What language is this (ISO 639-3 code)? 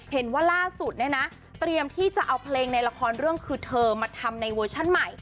tha